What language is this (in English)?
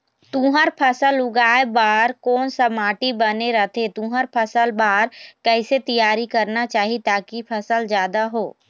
Chhattisgarhi